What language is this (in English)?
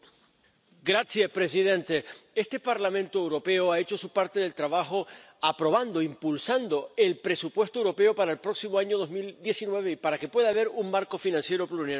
Spanish